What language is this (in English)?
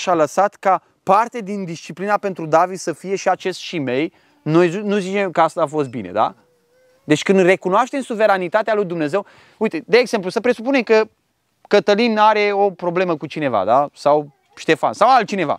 Romanian